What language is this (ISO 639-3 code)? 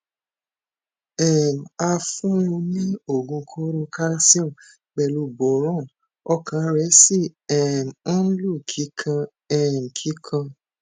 yor